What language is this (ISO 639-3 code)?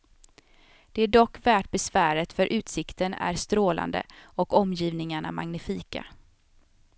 swe